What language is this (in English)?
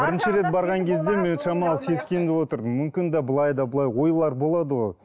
Kazakh